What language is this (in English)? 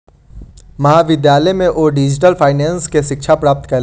Maithili